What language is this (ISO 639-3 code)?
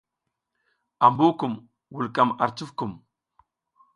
giz